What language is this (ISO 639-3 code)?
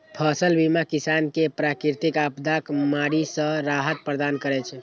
mai